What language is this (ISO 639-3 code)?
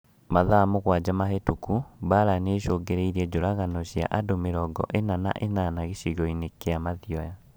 kik